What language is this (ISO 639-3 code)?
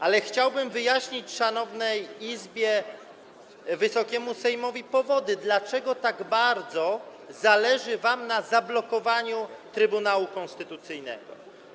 pol